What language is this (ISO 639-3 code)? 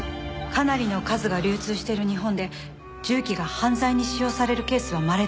jpn